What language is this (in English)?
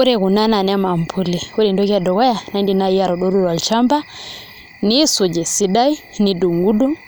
Masai